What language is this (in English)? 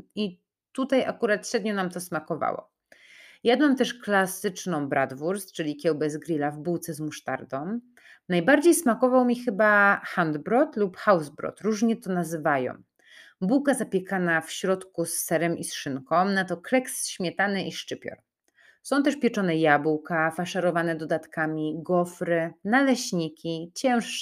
Polish